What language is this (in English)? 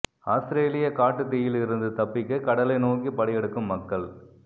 Tamil